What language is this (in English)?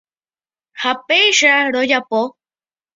Guarani